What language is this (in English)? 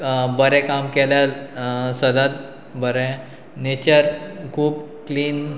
Konkani